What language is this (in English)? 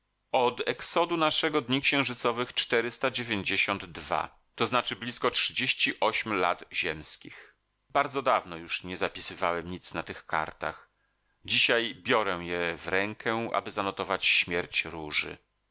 Polish